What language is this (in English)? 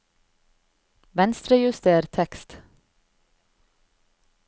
Norwegian